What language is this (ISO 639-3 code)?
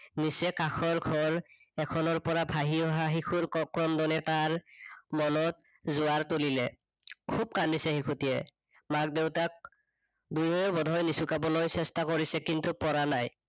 asm